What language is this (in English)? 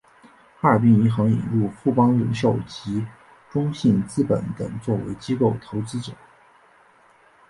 Chinese